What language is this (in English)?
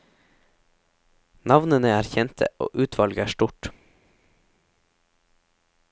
Norwegian